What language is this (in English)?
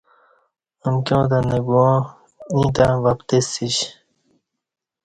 Kati